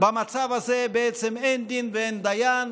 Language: Hebrew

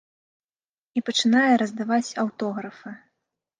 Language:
Belarusian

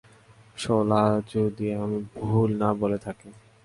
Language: Bangla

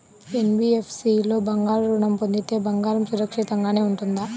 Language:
Telugu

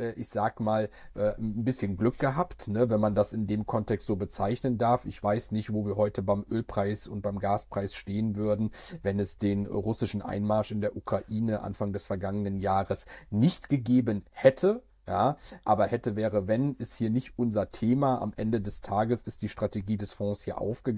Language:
German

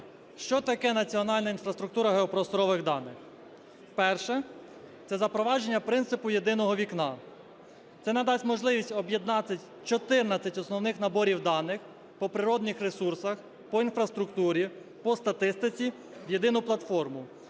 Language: Ukrainian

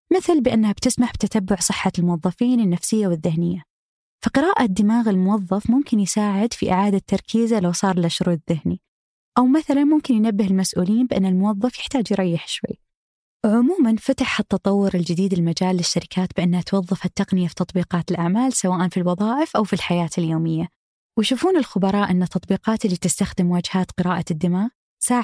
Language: Arabic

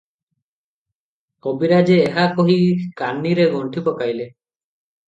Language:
Odia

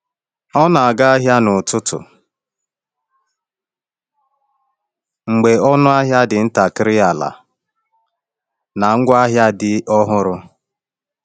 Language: Igbo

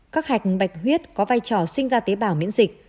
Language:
Vietnamese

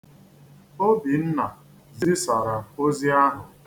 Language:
Igbo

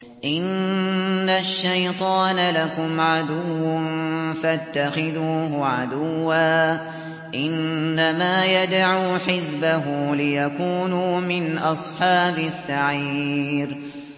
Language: Arabic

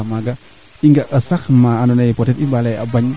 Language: Serer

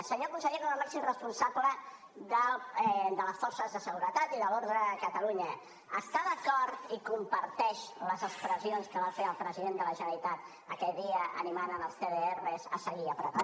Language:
Catalan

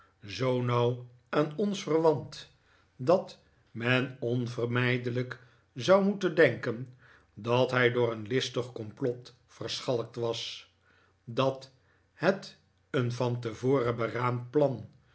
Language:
Dutch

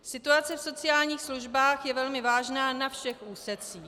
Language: Czech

